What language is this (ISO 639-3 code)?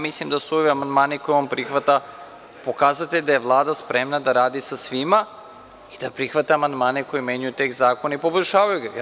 srp